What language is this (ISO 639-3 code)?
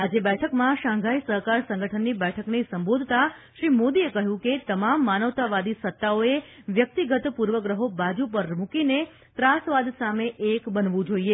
guj